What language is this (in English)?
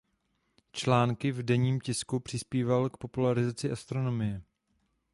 Czech